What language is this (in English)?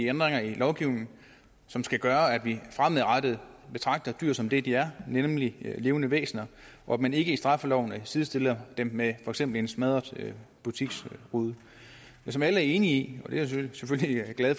Danish